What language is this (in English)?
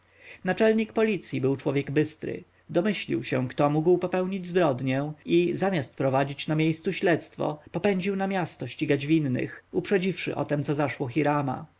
Polish